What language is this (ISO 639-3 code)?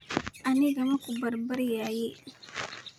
som